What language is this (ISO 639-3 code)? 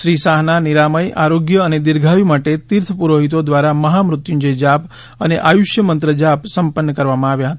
guj